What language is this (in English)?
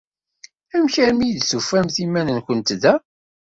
Kabyle